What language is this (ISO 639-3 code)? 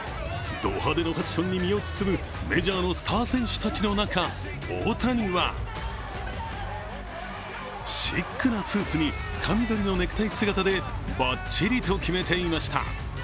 jpn